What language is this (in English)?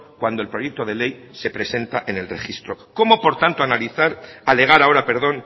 Spanish